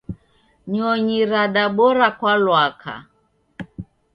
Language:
Taita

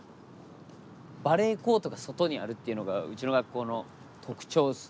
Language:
Japanese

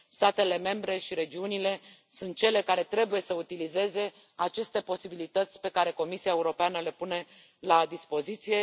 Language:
Romanian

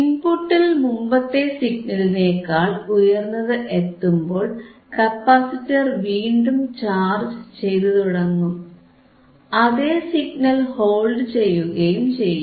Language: Malayalam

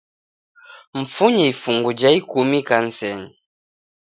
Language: Taita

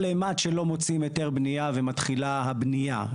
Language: Hebrew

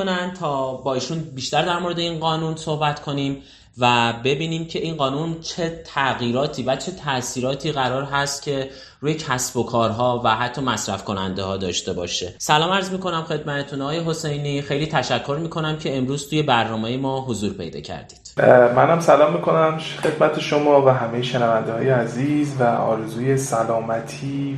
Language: Persian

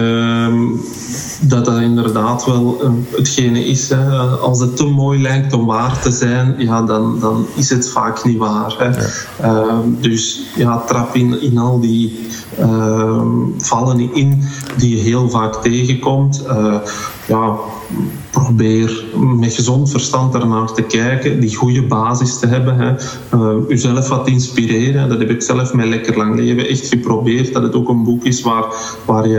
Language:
Dutch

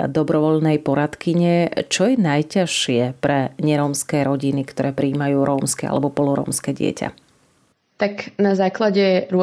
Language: Slovak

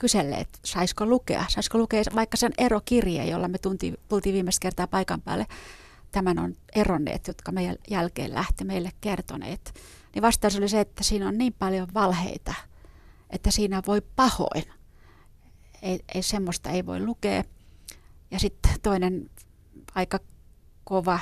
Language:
Finnish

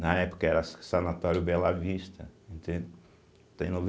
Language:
Portuguese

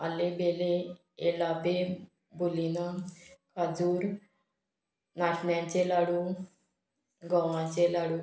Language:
Konkani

